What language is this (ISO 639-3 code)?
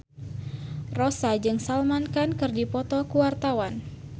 sun